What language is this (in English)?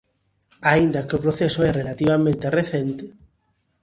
Galician